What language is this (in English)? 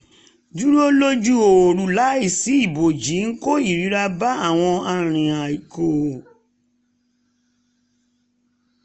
Yoruba